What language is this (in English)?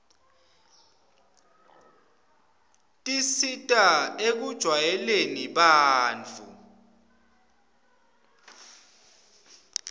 Swati